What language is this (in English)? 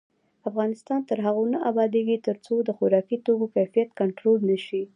Pashto